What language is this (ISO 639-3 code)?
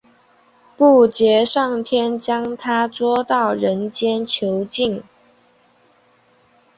zho